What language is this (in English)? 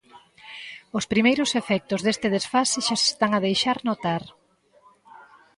Galician